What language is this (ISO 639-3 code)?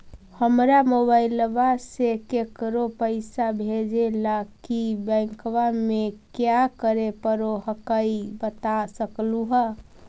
mag